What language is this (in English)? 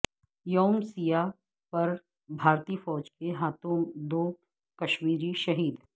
Urdu